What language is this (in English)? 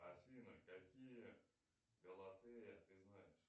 Russian